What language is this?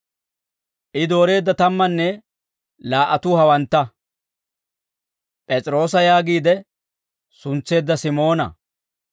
Dawro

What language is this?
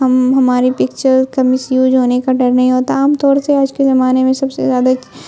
Urdu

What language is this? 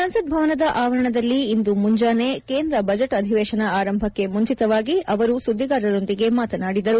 Kannada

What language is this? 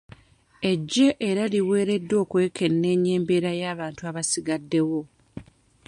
Ganda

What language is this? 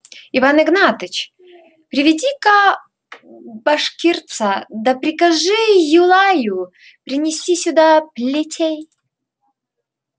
Russian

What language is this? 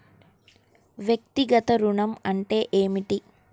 Telugu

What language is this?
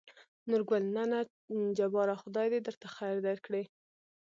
Pashto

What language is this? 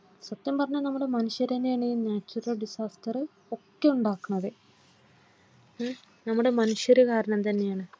Malayalam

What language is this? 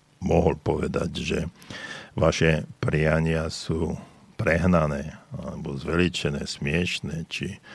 Slovak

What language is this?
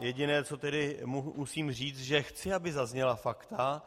Czech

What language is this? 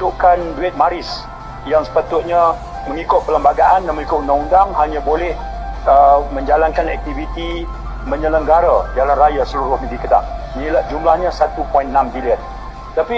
Malay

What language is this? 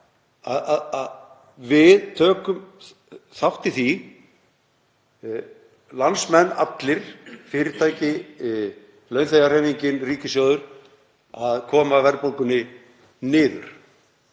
Icelandic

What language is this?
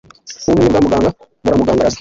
Kinyarwanda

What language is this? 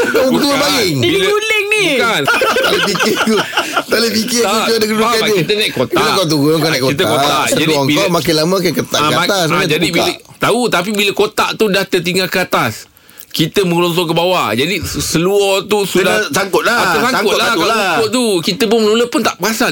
Malay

